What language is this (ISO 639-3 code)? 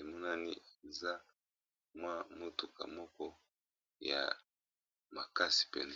lin